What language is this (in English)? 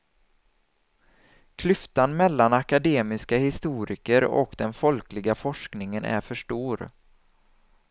Swedish